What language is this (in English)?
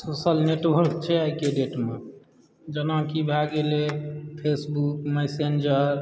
Maithili